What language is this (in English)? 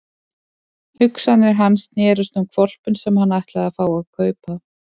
Icelandic